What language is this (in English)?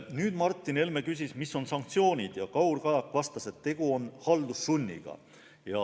Estonian